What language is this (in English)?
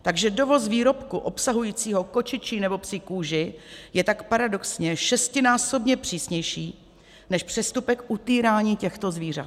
Czech